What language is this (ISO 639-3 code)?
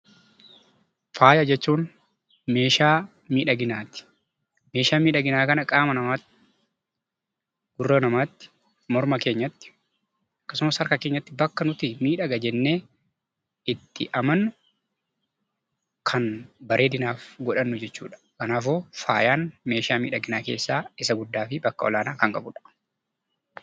orm